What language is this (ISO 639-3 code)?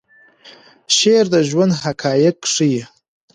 pus